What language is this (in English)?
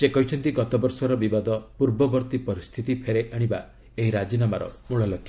Odia